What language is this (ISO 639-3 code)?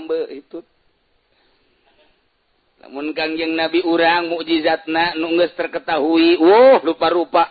ind